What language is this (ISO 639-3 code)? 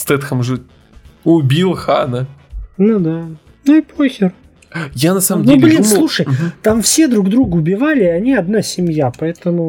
rus